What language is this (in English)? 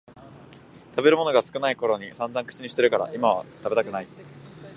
Japanese